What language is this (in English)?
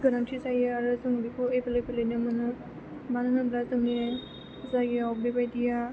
Bodo